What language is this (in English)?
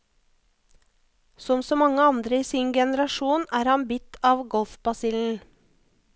Norwegian